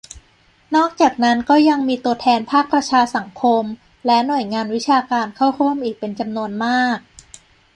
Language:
Thai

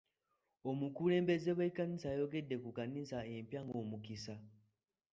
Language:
Ganda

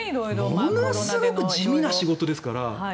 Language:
Japanese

